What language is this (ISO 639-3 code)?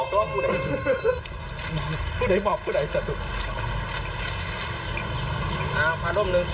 tha